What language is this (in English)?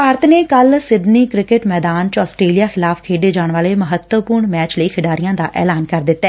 Punjabi